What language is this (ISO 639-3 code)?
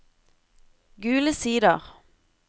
nor